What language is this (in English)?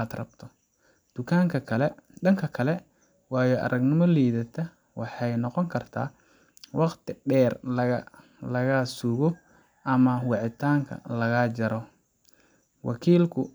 Somali